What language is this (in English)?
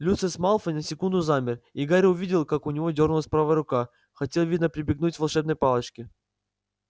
Russian